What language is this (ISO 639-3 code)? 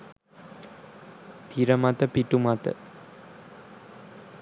sin